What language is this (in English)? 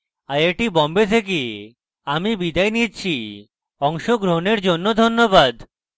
Bangla